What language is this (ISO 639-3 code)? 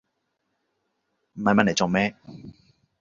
yue